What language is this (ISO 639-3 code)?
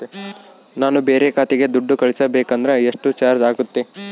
kan